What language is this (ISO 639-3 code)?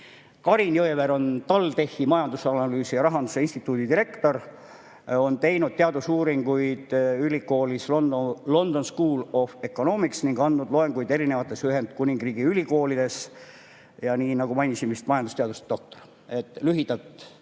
est